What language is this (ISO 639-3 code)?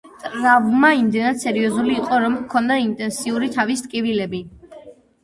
kat